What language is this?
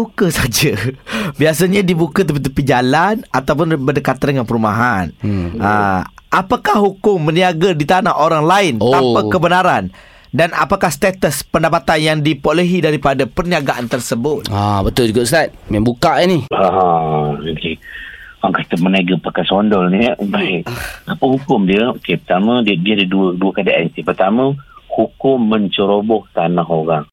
Malay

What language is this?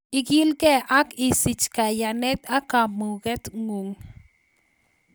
Kalenjin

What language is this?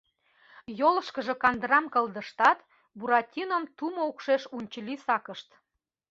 Mari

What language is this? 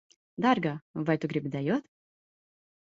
Latvian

